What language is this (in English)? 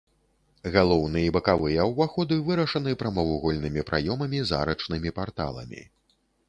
Belarusian